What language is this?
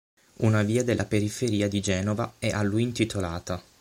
Italian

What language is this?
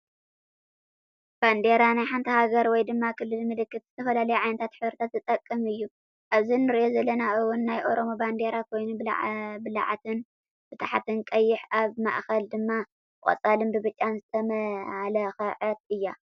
Tigrinya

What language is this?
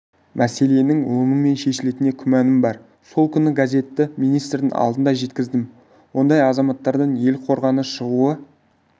Kazakh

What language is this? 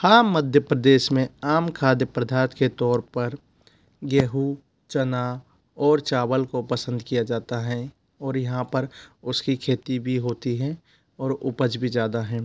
Hindi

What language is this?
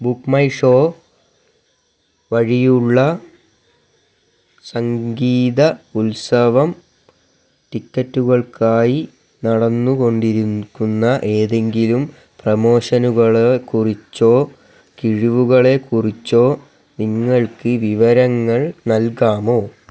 Malayalam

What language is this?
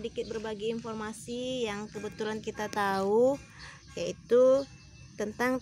Indonesian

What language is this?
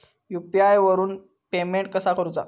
Marathi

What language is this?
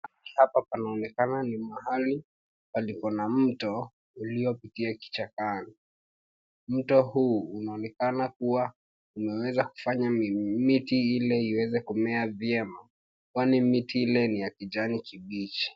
Swahili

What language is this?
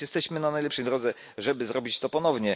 Polish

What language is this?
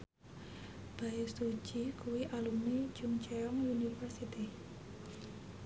Javanese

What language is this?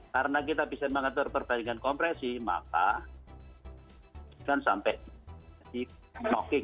Indonesian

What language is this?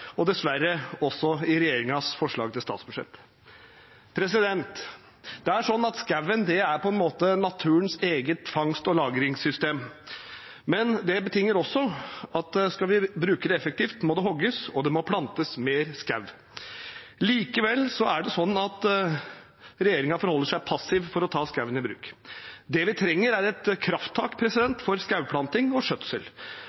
Norwegian Bokmål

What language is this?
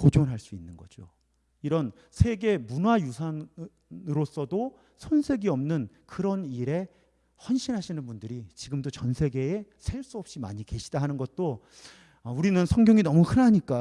Korean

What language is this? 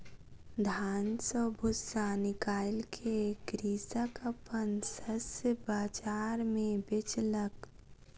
Maithili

